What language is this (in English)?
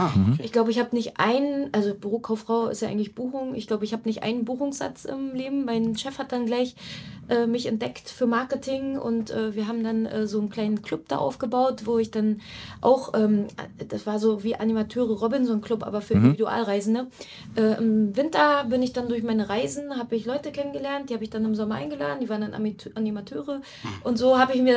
German